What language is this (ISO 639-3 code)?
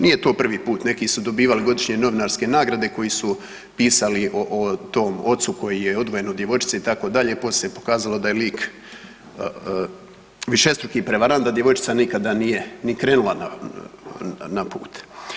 hrv